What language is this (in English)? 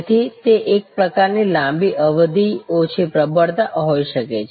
Gujarati